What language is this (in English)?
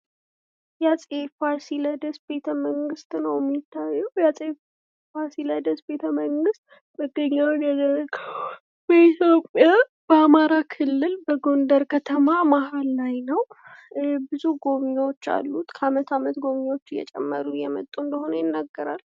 Amharic